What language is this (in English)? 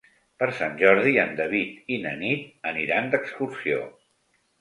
Catalan